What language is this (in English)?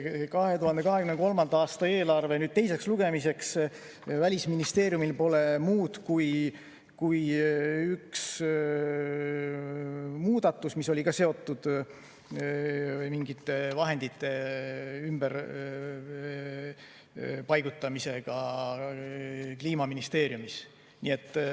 Estonian